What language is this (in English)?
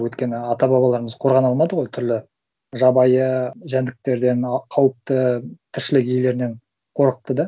Kazakh